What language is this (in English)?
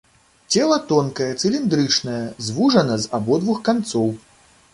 Belarusian